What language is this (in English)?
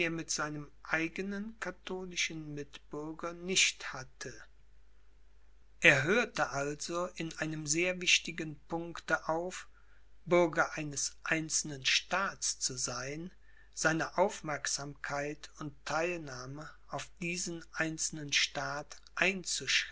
German